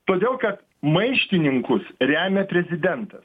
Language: Lithuanian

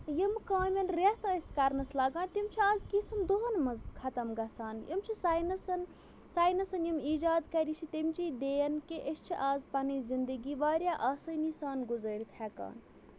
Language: Kashmiri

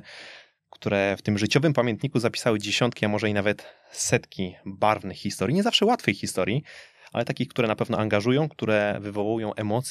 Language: Polish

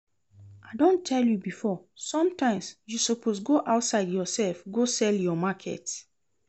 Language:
Nigerian Pidgin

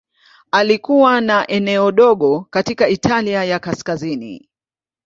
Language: Swahili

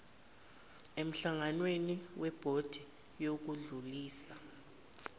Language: Zulu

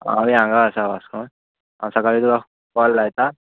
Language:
Konkani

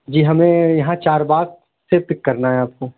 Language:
Urdu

